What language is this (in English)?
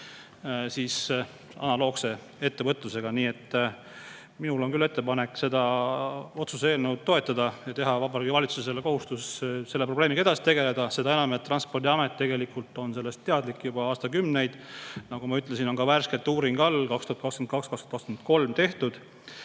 Estonian